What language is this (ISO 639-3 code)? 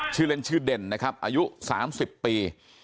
tha